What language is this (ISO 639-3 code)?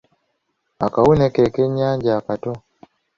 lug